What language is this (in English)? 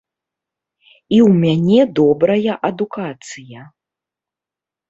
Belarusian